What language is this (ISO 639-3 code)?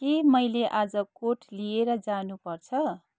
nep